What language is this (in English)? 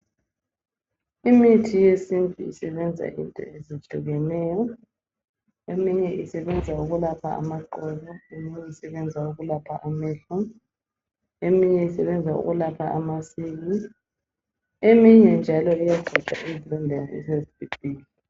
North Ndebele